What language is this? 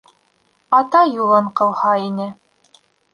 Bashkir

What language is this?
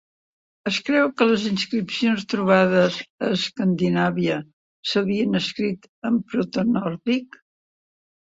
Catalan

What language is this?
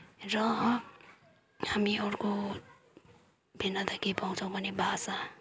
Nepali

